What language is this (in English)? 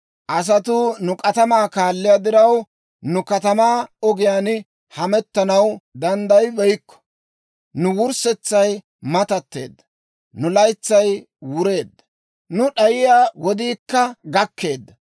Dawro